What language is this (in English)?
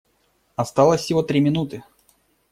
Russian